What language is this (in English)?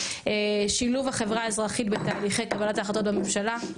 Hebrew